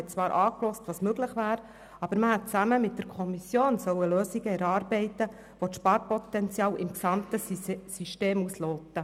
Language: Swiss German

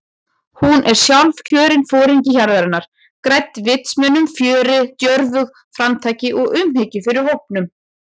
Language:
Icelandic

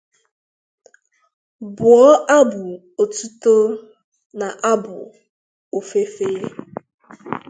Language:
Igbo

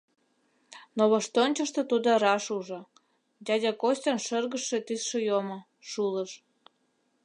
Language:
Mari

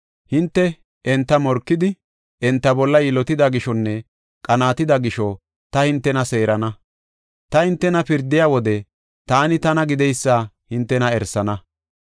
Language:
Gofa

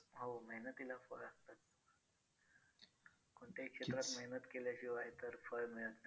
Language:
Marathi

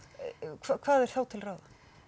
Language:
Icelandic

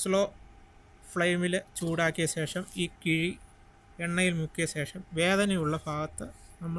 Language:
Hindi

